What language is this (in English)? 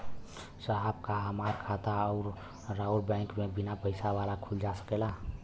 Bhojpuri